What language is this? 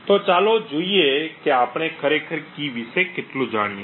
Gujarati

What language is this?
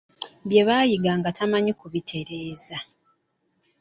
Ganda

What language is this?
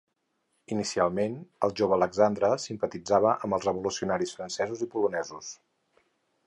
Catalan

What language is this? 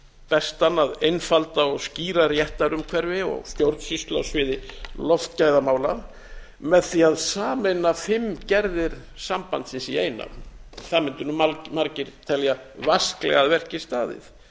Icelandic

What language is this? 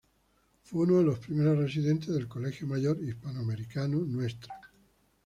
Spanish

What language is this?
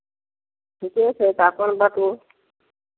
Maithili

